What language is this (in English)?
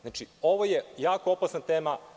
Serbian